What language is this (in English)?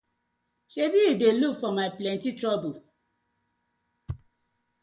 Nigerian Pidgin